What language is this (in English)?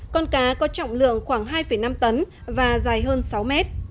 Vietnamese